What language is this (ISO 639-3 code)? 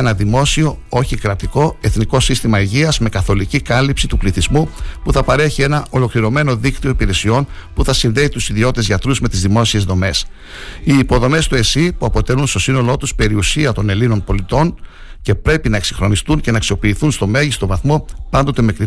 ell